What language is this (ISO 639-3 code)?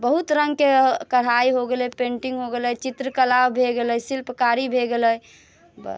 mai